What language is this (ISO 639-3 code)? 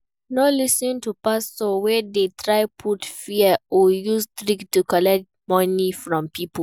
pcm